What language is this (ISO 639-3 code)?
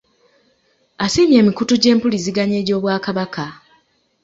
lug